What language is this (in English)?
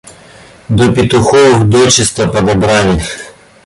Russian